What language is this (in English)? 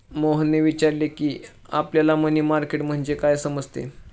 Marathi